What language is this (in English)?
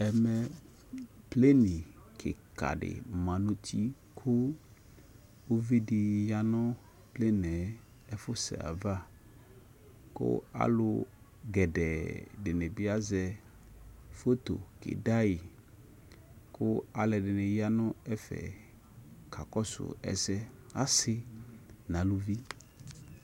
Ikposo